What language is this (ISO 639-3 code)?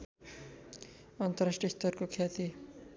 nep